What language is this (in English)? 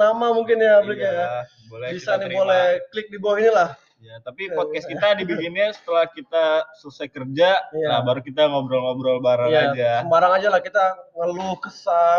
Indonesian